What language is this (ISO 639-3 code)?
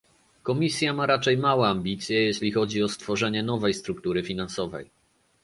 pol